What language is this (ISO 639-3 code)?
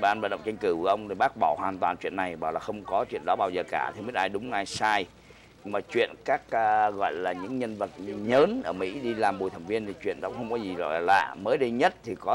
vie